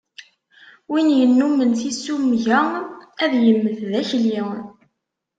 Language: Kabyle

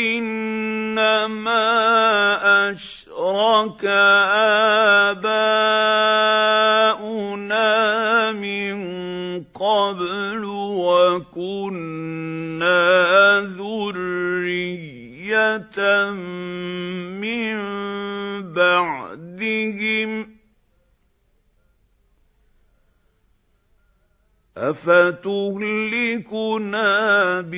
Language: Arabic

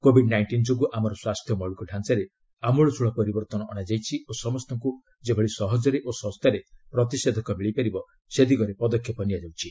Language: Odia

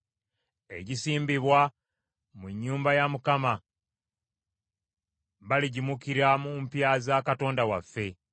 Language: Ganda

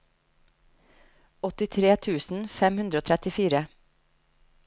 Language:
Norwegian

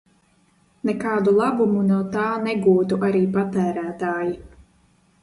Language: Latvian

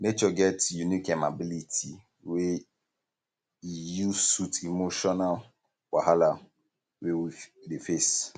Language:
Nigerian Pidgin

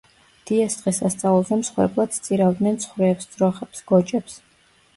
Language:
Georgian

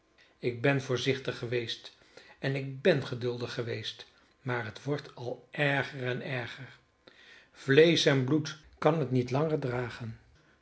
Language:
Dutch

